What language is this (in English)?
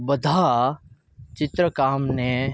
Gujarati